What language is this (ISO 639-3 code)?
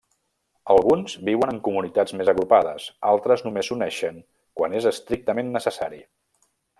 cat